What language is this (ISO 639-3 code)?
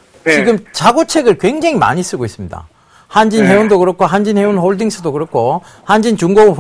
kor